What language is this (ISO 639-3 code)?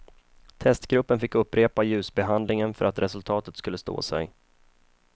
swe